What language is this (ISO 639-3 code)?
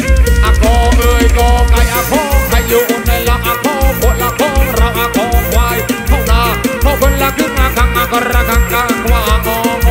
tha